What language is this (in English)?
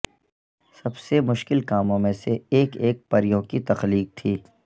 Urdu